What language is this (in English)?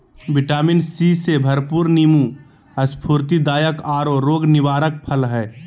Magahi